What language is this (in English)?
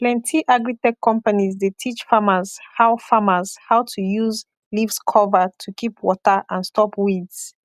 Nigerian Pidgin